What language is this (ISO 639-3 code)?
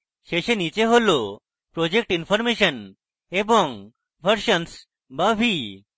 ben